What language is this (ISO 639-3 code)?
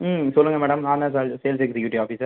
tam